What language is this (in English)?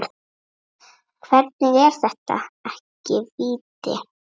Icelandic